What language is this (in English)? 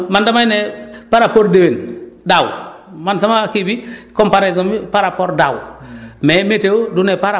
Wolof